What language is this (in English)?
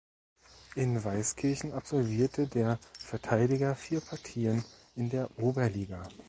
German